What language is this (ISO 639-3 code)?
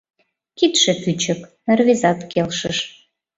chm